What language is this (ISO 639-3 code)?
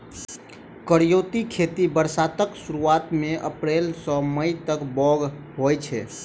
mai